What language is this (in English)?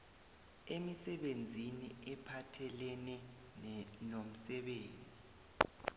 South Ndebele